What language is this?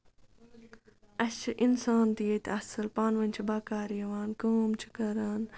Kashmiri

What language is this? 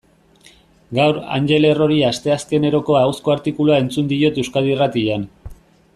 Basque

